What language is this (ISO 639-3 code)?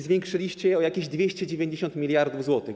pol